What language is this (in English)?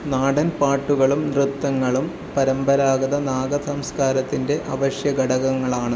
Malayalam